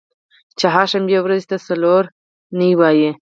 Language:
Pashto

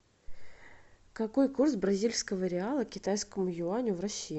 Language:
Russian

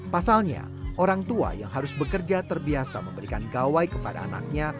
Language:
Indonesian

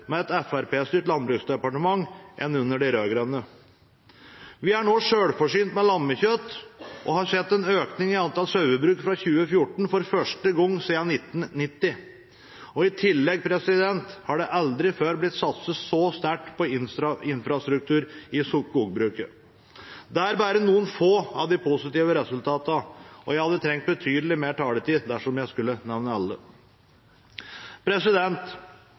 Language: Norwegian Bokmål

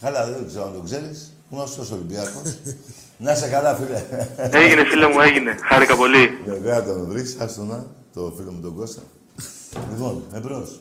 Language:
Greek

